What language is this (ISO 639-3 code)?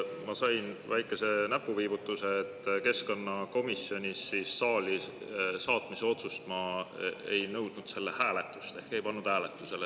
est